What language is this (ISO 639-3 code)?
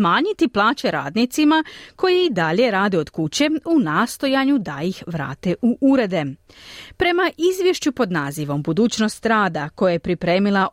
hrv